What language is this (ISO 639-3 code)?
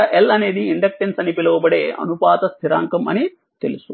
tel